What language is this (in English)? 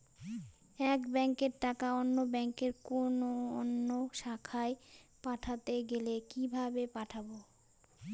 Bangla